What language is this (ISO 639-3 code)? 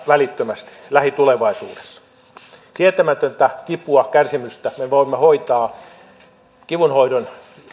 fin